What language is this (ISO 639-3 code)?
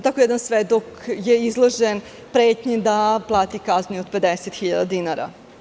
srp